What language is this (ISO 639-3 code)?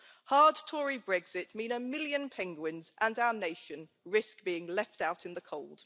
eng